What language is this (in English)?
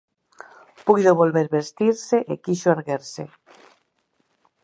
Galician